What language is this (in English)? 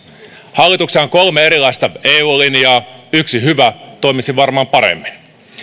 Finnish